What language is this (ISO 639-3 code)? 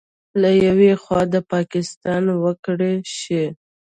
pus